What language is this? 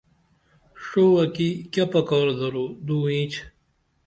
Dameli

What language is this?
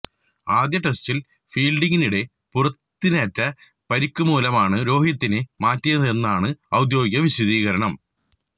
Malayalam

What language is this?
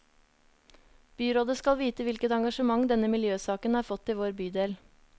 Norwegian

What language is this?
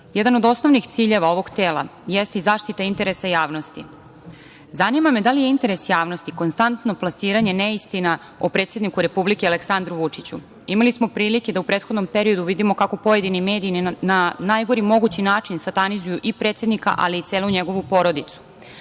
Serbian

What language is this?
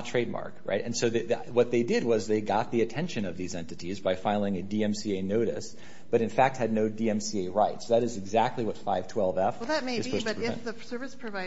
English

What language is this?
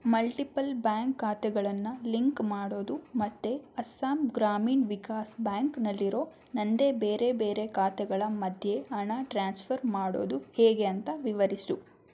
Kannada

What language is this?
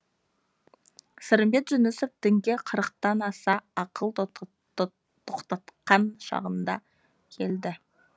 Kazakh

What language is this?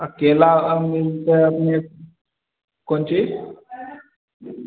Maithili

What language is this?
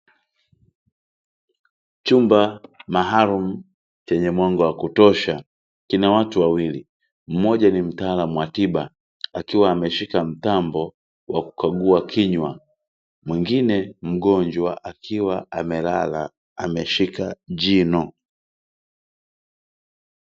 Swahili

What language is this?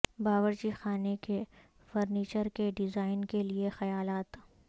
Urdu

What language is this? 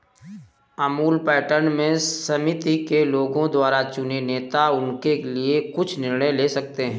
Hindi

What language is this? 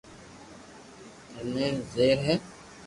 Loarki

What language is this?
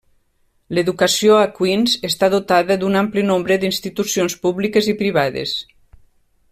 Catalan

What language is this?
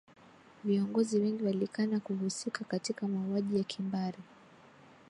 Swahili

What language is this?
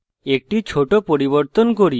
Bangla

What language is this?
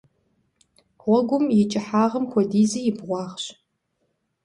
Kabardian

